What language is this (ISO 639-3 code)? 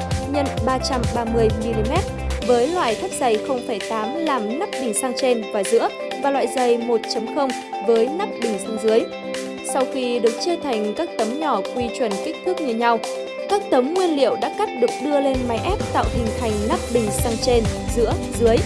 vie